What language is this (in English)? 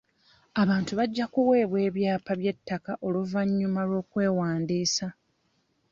Ganda